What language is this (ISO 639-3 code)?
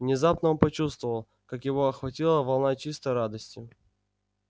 rus